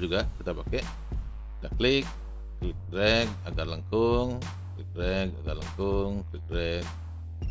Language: Indonesian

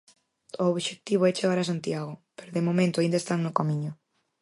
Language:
Galician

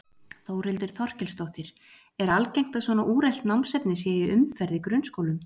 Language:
Icelandic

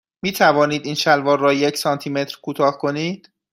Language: Persian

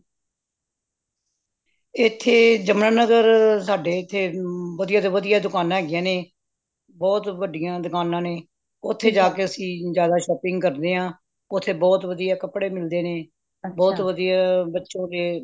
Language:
Punjabi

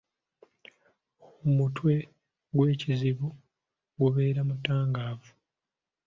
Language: Ganda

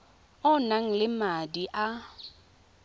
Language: Tswana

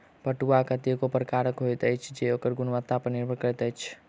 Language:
Maithili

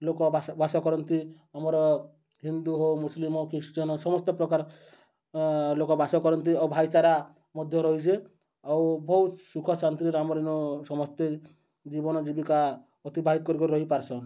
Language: Odia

